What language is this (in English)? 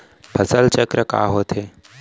Chhattisgarhi